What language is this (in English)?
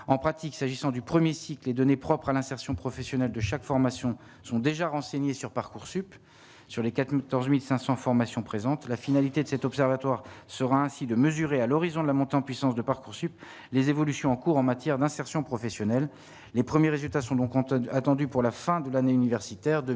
French